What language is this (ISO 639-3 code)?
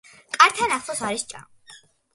kat